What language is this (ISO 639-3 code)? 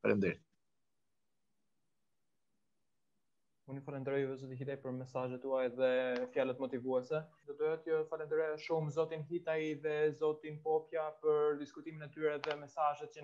ron